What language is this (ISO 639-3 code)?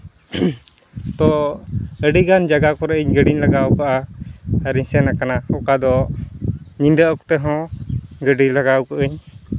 sat